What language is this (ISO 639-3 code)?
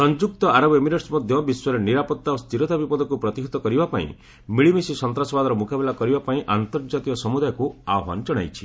ori